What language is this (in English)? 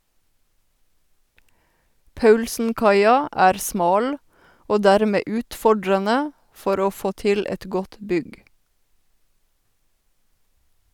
Norwegian